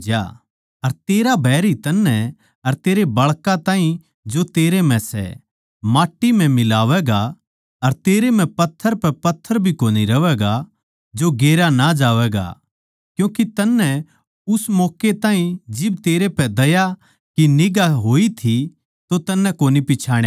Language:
Haryanvi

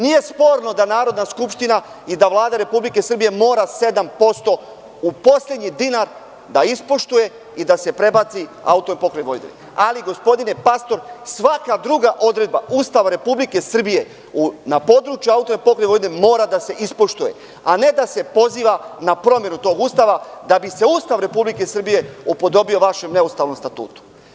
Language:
Serbian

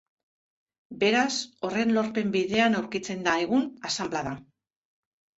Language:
Basque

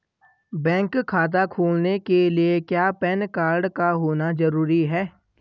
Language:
Hindi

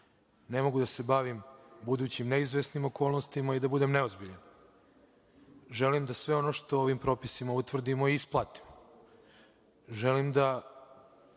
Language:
Serbian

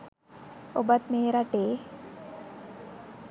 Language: Sinhala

